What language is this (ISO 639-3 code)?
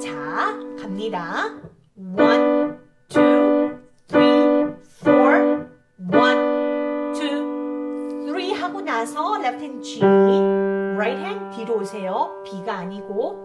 kor